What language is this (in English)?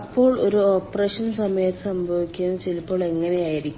Malayalam